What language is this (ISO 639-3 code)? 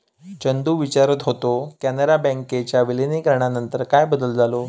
mar